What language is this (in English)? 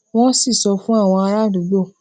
Yoruba